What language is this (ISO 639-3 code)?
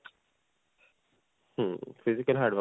pan